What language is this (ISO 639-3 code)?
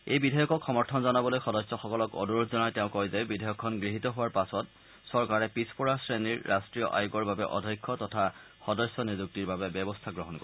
asm